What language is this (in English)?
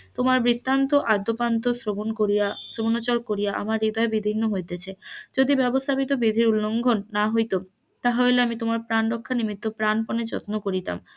Bangla